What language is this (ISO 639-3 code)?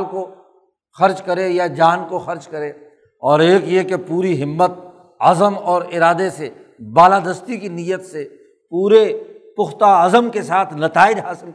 urd